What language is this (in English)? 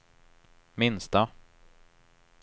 Swedish